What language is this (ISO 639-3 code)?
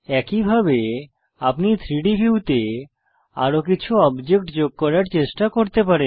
ben